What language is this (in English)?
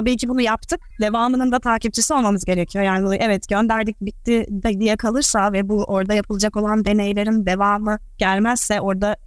Turkish